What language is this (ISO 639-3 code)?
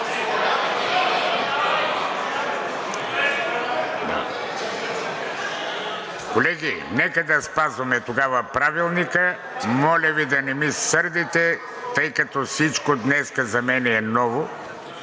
bul